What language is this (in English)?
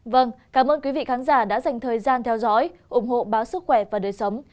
Vietnamese